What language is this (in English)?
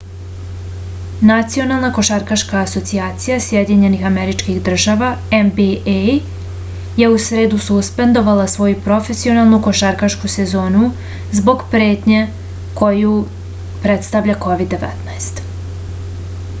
Serbian